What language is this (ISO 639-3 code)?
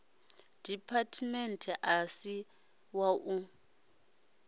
ven